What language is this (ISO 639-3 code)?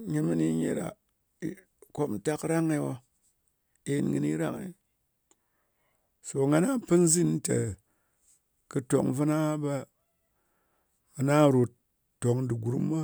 anc